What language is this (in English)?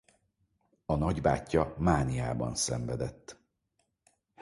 Hungarian